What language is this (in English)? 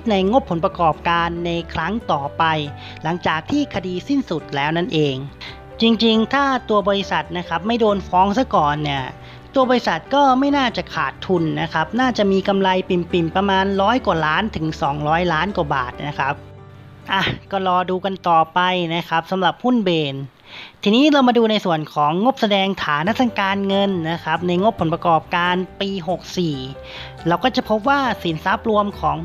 Thai